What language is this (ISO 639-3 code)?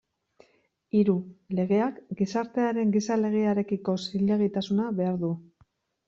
eus